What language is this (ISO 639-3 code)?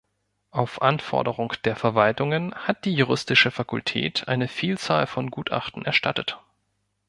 deu